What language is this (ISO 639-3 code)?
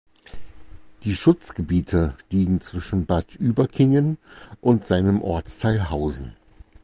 deu